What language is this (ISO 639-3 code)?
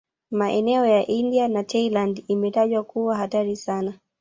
swa